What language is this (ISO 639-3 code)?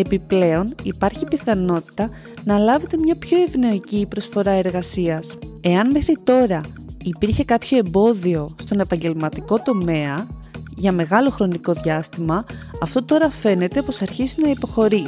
ell